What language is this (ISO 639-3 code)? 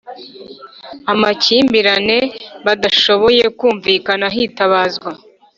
kin